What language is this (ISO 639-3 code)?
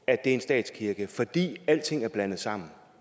dan